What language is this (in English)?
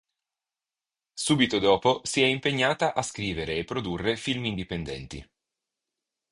Italian